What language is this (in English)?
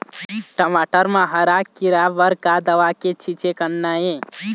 Chhattisgarhi